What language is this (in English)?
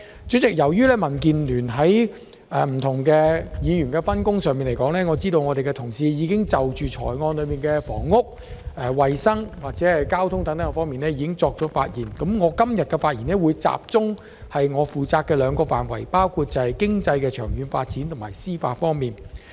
Cantonese